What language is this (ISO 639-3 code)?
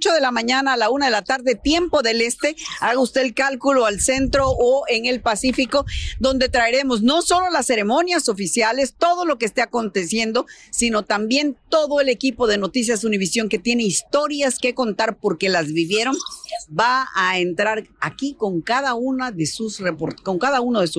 spa